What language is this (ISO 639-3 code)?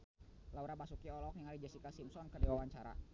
sun